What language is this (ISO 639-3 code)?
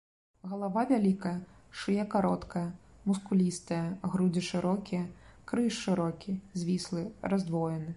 bel